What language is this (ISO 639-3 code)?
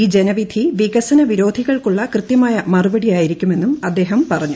mal